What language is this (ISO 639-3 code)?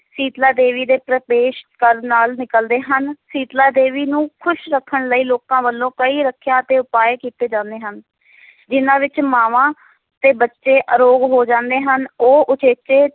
pan